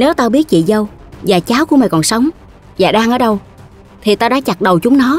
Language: Vietnamese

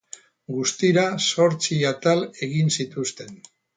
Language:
Basque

